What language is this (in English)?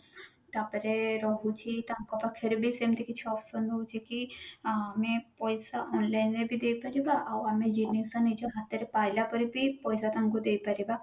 Odia